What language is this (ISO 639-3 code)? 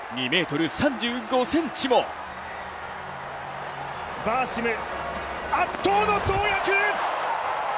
jpn